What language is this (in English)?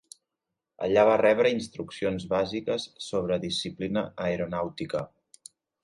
Catalan